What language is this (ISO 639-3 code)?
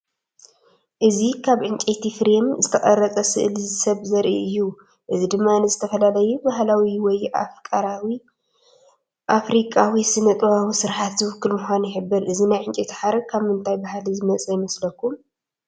tir